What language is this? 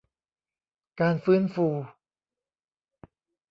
Thai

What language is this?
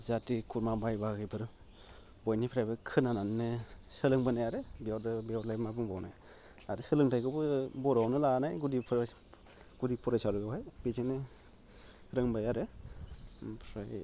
Bodo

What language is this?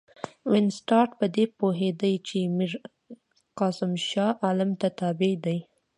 Pashto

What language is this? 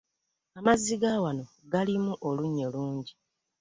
Ganda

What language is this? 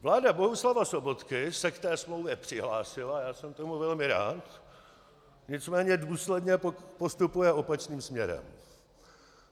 Czech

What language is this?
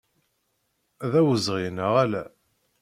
Kabyle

